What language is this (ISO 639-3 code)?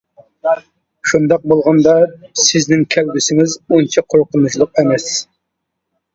uig